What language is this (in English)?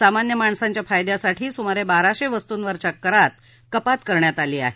Marathi